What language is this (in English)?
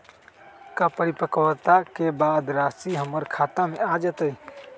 Magahi